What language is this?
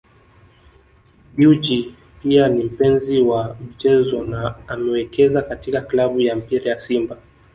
Swahili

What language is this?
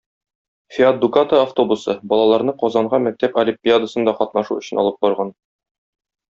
Tatar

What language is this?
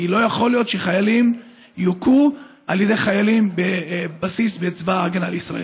Hebrew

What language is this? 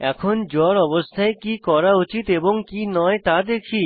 Bangla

